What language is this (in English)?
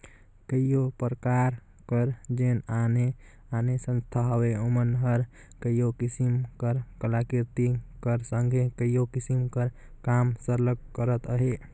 Chhattisgarhi